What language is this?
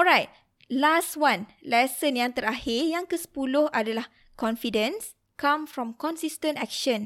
Malay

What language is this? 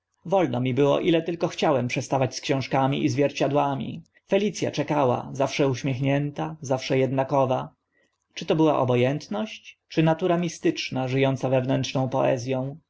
Polish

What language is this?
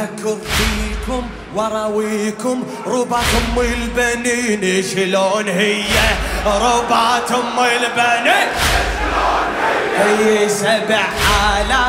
Arabic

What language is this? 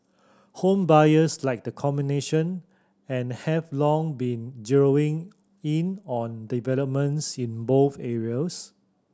English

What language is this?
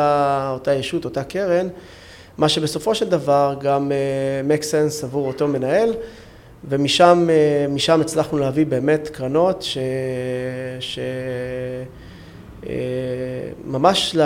Hebrew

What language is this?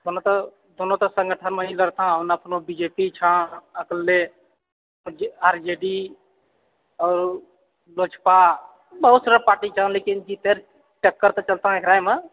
Maithili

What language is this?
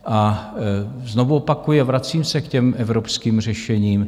Czech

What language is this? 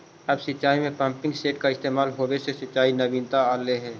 Magahi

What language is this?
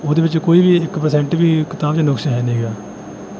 Punjabi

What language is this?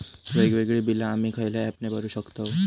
Marathi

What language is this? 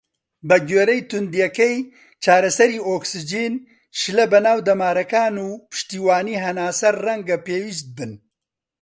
Central Kurdish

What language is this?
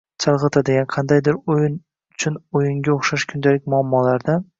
Uzbek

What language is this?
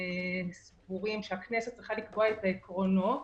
Hebrew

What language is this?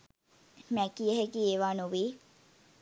Sinhala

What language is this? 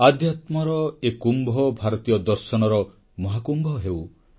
Odia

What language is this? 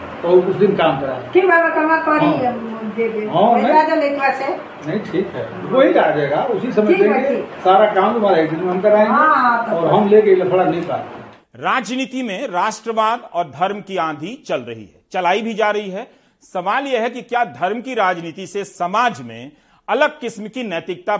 Hindi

